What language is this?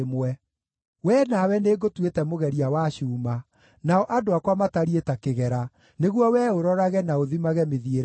Kikuyu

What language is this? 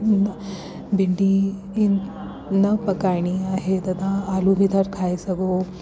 Sindhi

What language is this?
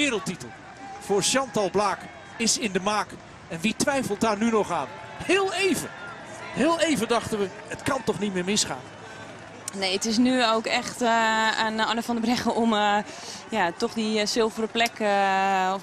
Dutch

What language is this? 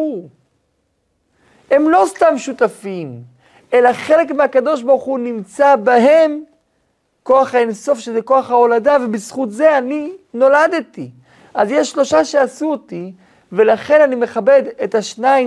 Hebrew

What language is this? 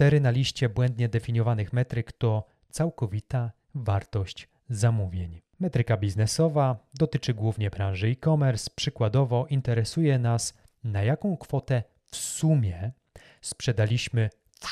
Polish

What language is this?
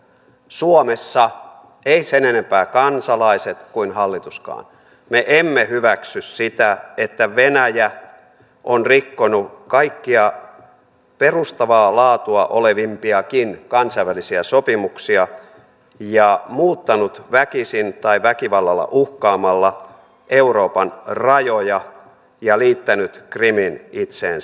Finnish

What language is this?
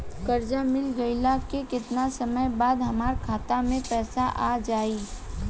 Bhojpuri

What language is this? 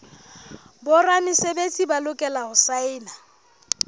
Southern Sotho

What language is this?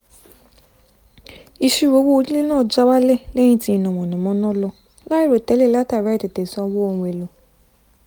Yoruba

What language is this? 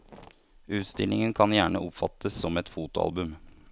Norwegian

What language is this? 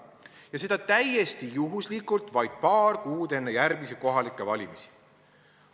Estonian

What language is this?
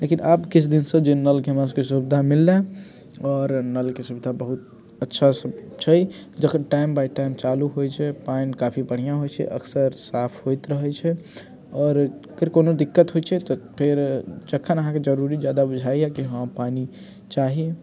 Maithili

